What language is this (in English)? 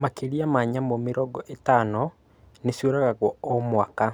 Kikuyu